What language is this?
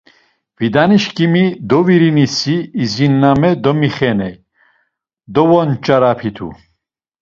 Laz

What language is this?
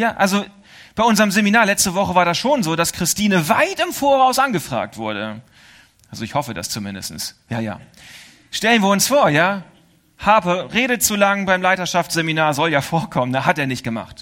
German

